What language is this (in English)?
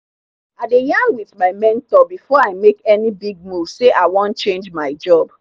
Nigerian Pidgin